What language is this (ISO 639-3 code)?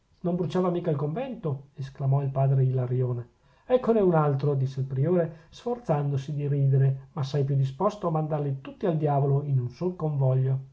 ita